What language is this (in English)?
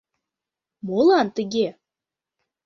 Mari